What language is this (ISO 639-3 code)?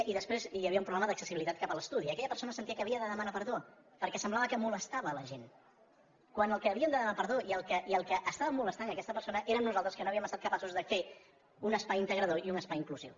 cat